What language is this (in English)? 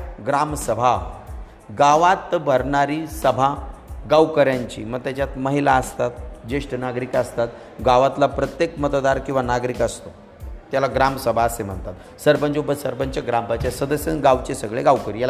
Marathi